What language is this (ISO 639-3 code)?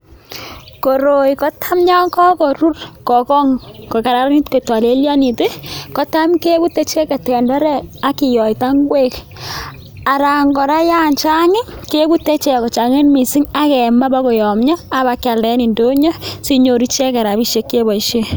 kln